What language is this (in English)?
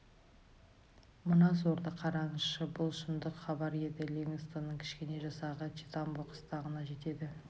Kazakh